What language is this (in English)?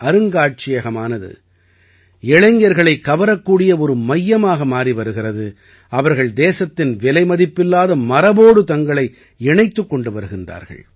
Tamil